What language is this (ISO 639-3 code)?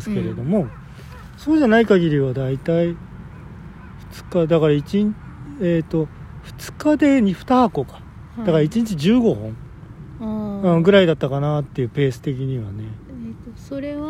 jpn